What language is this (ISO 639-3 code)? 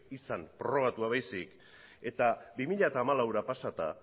eus